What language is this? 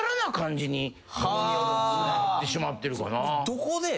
Japanese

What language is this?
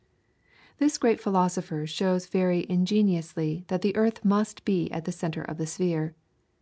English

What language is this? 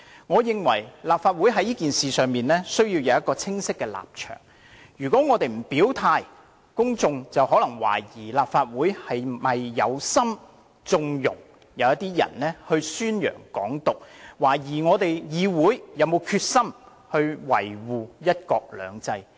Cantonese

